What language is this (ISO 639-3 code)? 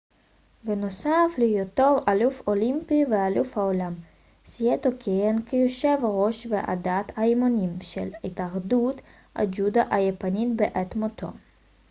heb